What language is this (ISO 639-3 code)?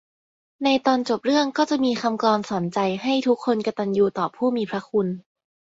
tha